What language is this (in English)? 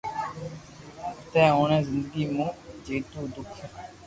Loarki